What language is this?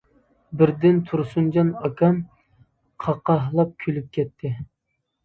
Uyghur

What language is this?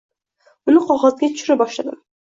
Uzbek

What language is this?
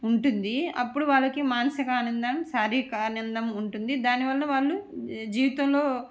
Telugu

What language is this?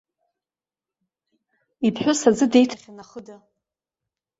Abkhazian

